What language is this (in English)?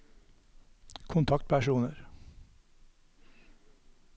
Norwegian